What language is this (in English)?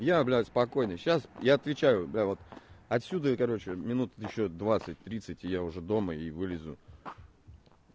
Russian